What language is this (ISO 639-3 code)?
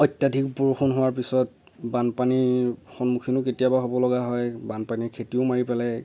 asm